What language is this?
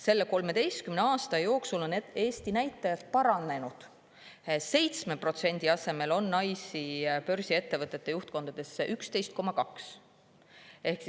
Estonian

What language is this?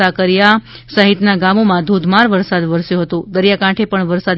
Gujarati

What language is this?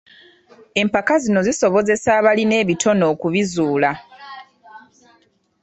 Ganda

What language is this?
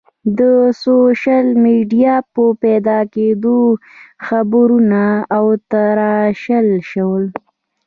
Pashto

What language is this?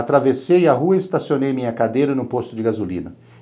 Portuguese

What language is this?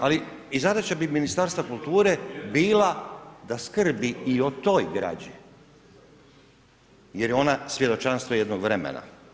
Croatian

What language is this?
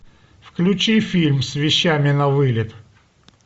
Russian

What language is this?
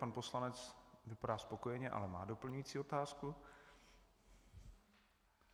Czech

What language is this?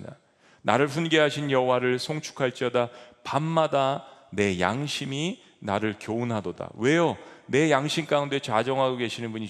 Korean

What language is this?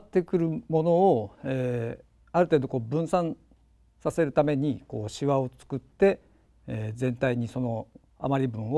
Japanese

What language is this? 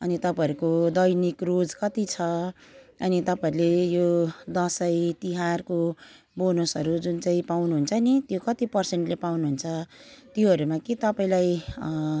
Nepali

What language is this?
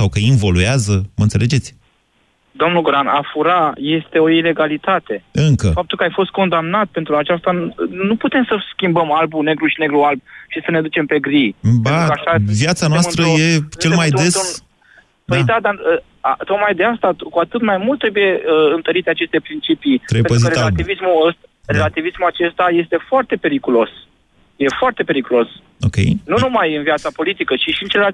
Romanian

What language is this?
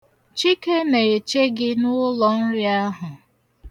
Igbo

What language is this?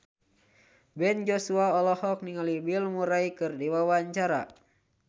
Sundanese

